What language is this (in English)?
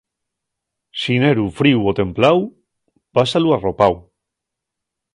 Asturian